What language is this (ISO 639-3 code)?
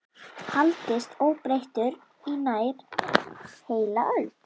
isl